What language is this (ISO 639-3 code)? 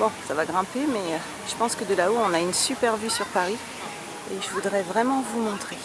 fra